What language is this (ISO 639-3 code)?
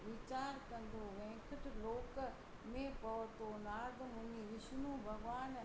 snd